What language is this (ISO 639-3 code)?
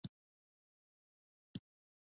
pus